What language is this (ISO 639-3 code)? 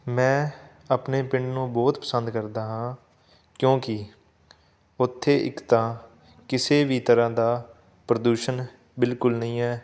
pan